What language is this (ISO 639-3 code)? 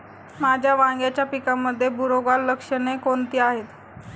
mar